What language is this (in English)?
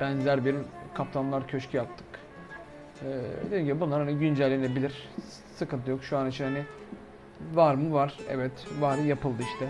Turkish